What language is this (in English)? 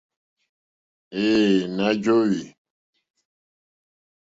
Mokpwe